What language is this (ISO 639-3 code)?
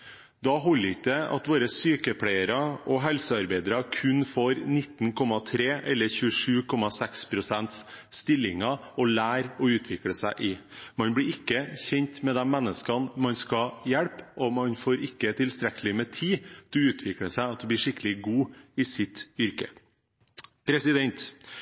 nob